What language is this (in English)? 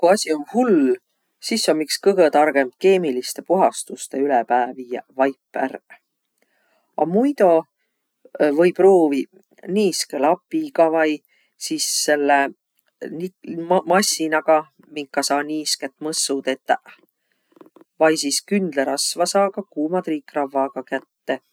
Võro